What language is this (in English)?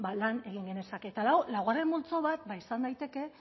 Basque